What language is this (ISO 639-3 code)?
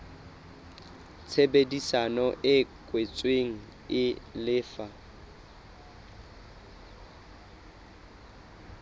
sot